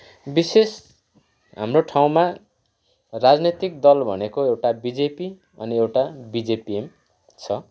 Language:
Nepali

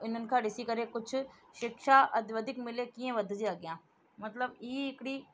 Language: Sindhi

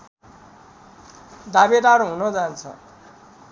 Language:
Nepali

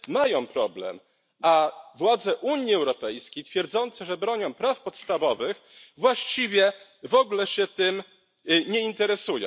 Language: Polish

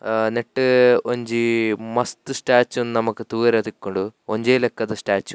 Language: Tulu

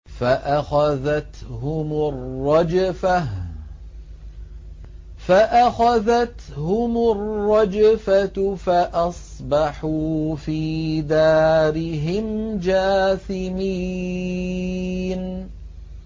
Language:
Arabic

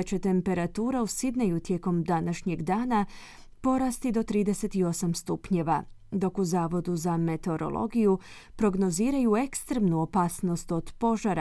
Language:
Croatian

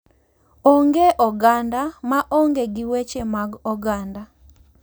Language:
Luo (Kenya and Tanzania)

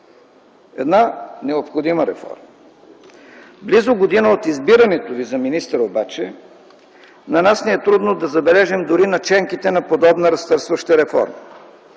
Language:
Bulgarian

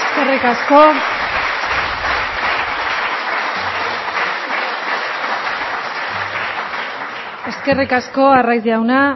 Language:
Basque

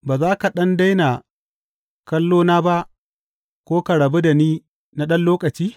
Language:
Hausa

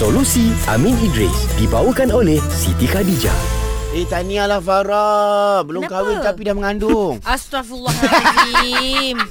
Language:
Malay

